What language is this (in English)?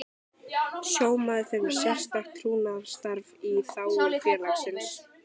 Icelandic